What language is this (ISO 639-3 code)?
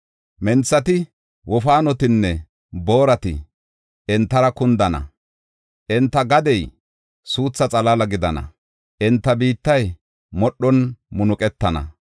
gof